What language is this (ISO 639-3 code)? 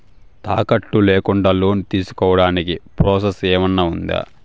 tel